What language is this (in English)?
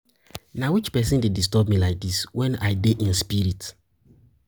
Nigerian Pidgin